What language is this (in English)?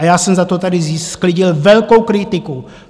Czech